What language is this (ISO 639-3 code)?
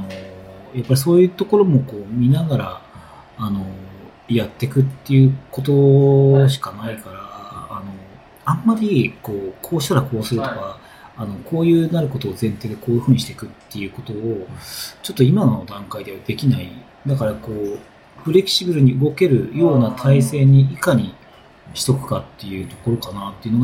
jpn